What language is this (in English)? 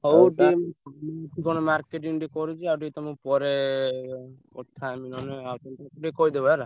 Odia